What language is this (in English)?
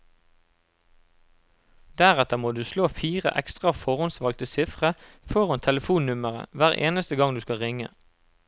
Norwegian